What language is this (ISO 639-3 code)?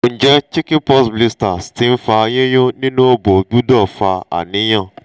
yor